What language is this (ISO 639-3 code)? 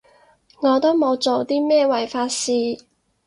yue